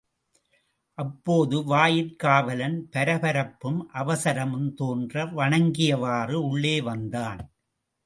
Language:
Tamil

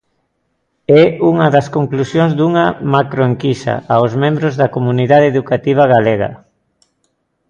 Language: Galician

